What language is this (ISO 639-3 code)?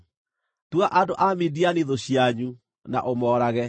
kik